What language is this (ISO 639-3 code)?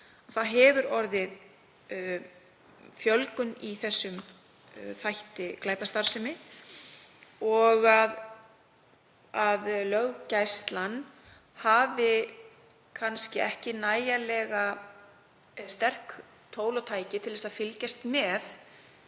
isl